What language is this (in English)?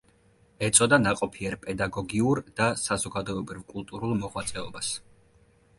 Georgian